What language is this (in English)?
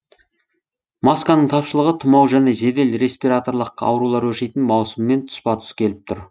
Kazakh